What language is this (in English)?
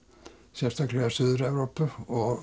Icelandic